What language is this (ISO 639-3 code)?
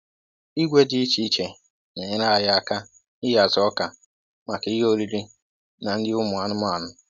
ibo